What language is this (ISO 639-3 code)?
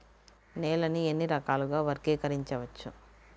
tel